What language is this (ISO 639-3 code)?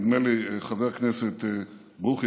heb